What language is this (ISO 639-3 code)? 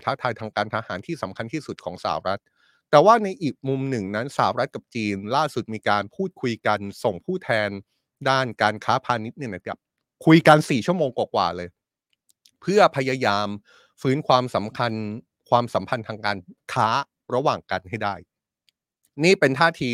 tha